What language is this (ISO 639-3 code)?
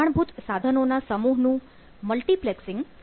guj